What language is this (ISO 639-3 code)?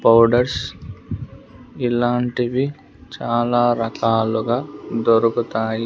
tel